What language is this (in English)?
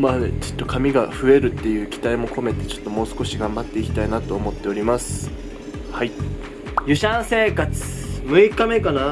Japanese